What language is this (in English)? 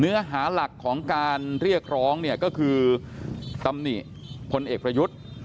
Thai